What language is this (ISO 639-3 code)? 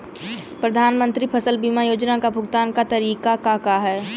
bho